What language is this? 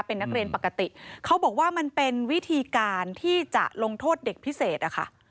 Thai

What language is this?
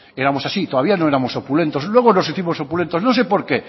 Spanish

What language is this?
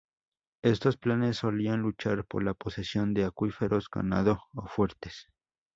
Spanish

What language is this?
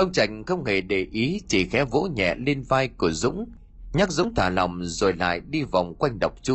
Vietnamese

